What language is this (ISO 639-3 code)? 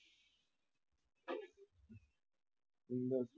guj